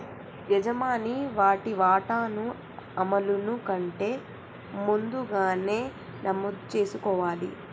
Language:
Telugu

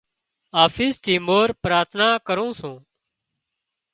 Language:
Wadiyara Koli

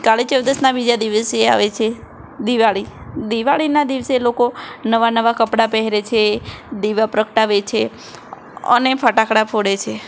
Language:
Gujarati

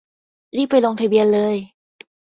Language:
Thai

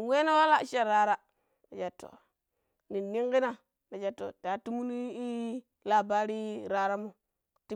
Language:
Pero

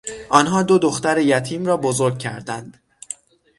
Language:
Persian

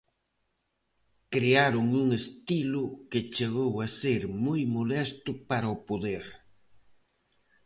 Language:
Galician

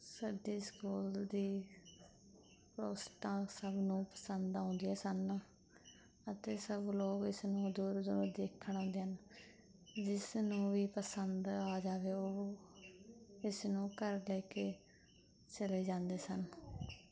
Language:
Punjabi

